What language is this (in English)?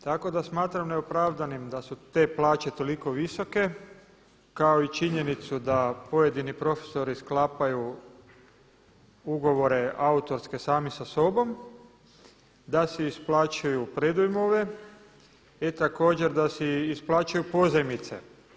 Croatian